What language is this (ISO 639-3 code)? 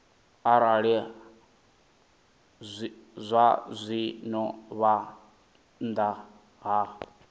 ven